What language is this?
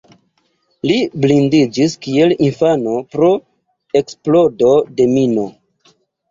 Esperanto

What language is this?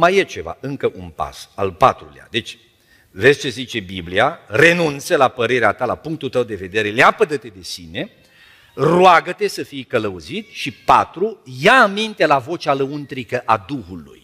Romanian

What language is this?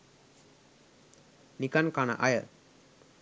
Sinhala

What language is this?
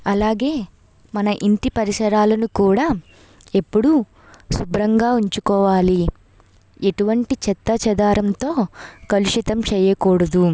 Telugu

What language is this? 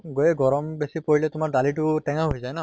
Assamese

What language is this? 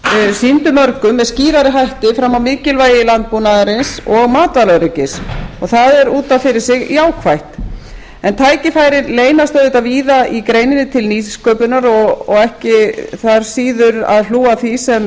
Icelandic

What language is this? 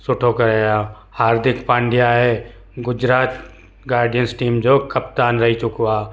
Sindhi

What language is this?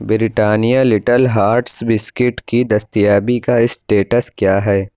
Urdu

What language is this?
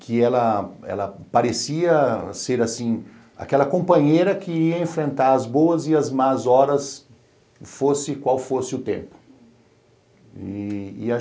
Portuguese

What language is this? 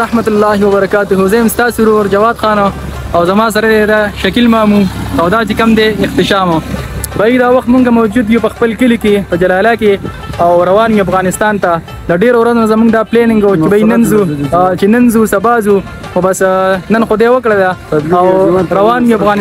Arabic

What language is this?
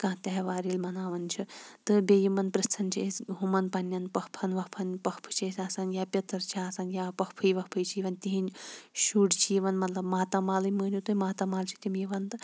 Kashmiri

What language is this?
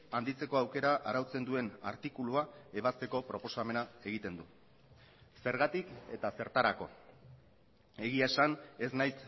Basque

